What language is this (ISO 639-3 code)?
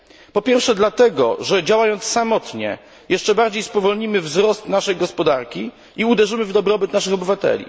pol